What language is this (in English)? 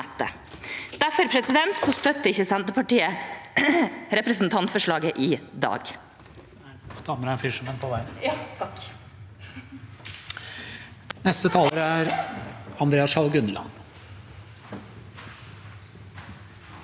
Norwegian